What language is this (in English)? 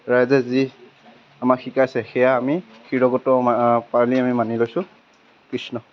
Assamese